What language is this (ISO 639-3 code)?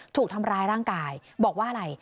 tha